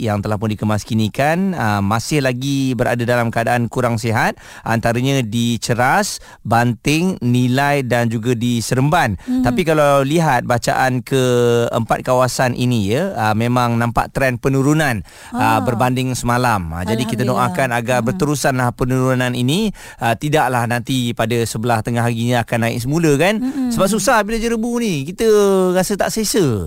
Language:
Malay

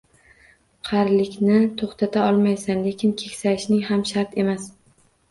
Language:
Uzbek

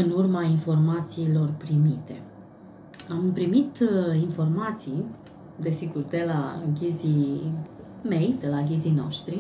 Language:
Romanian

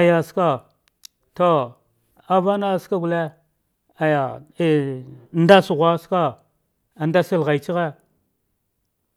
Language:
Dghwede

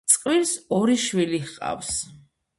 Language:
Georgian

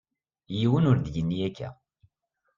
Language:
Kabyle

